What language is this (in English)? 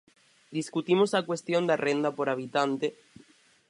Galician